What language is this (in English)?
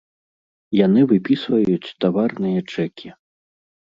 Belarusian